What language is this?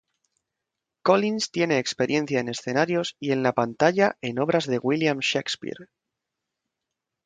Spanish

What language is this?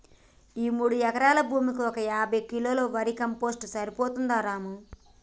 Telugu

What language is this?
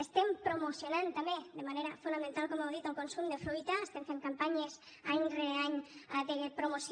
Catalan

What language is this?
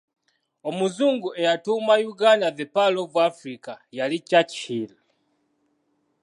Ganda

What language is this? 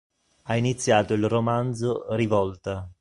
Italian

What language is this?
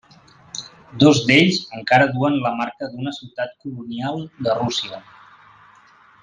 Catalan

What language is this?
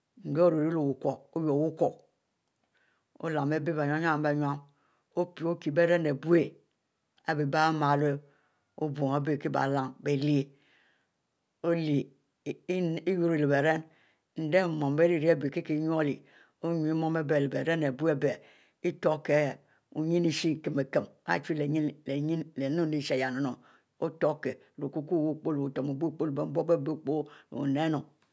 Mbe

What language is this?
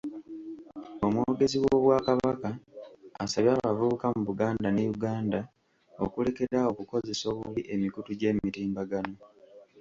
Ganda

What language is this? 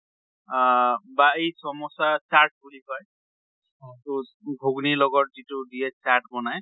Assamese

